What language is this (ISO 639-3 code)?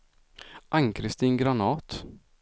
swe